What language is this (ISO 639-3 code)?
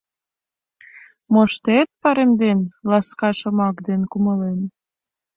chm